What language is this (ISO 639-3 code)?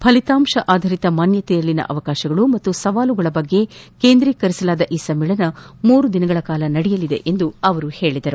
kan